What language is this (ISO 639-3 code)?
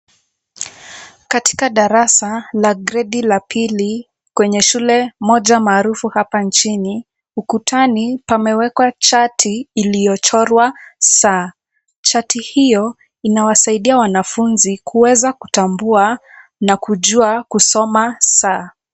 swa